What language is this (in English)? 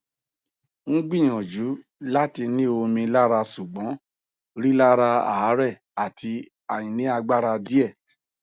Yoruba